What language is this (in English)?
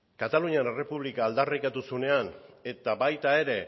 Basque